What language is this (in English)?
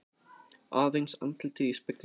Icelandic